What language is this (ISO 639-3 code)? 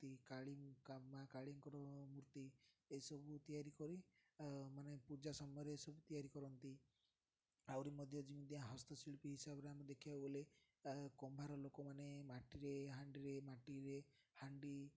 ori